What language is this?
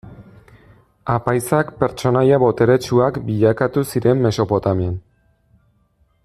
Basque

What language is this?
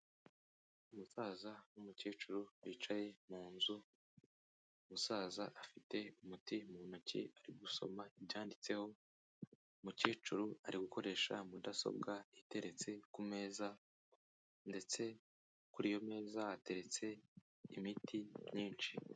Kinyarwanda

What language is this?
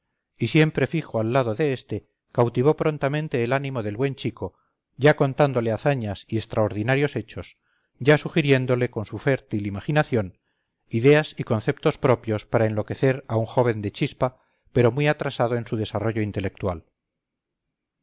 Spanish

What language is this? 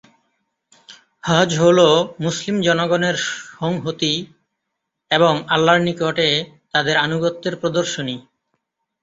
Bangla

